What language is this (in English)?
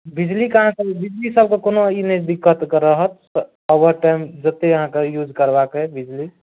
Maithili